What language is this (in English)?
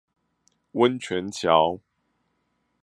Chinese